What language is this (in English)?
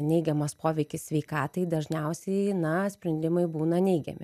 Lithuanian